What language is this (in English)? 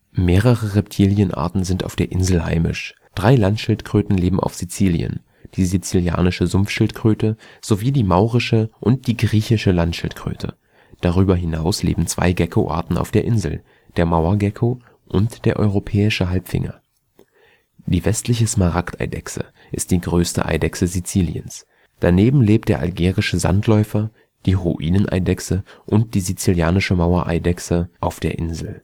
German